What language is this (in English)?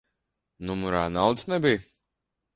Latvian